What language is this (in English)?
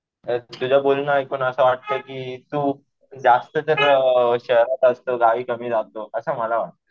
Marathi